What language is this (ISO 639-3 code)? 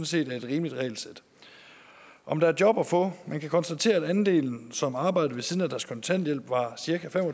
dan